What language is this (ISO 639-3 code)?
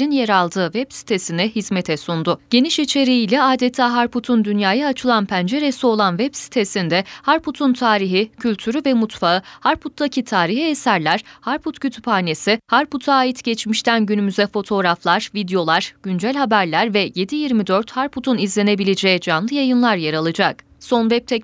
tur